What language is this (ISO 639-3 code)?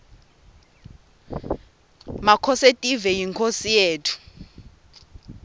ssw